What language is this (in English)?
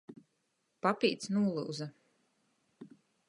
Latgalian